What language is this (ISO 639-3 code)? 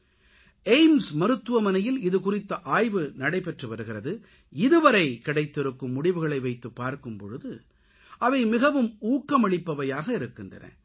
tam